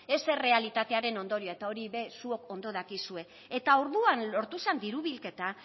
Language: Basque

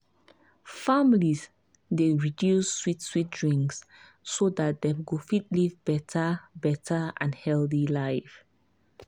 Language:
Nigerian Pidgin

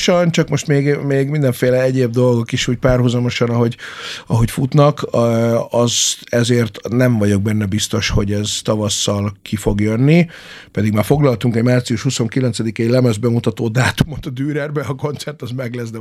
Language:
Hungarian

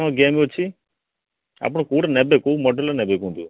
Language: Odia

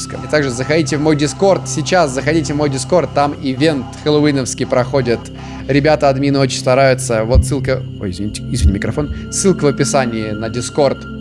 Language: Russian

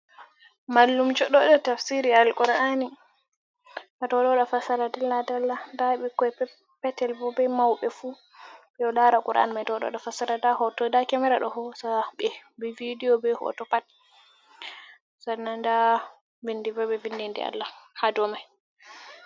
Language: Fula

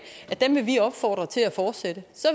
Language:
Danish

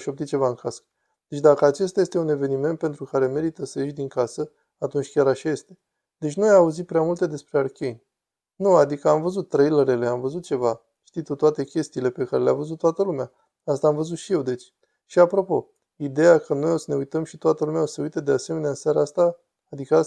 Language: Romanian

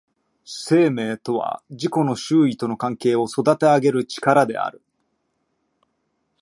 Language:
Japanese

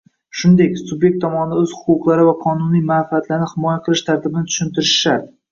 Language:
Uzbek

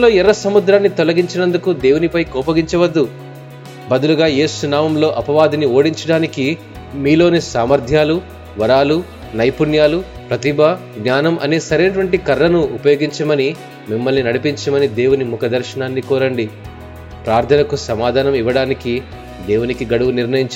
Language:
Telugu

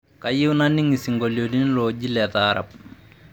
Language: Masai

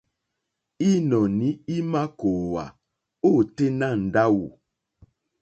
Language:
Mokpwe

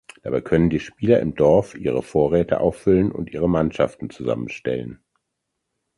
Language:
German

